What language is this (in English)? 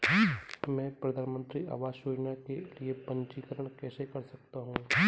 Hindi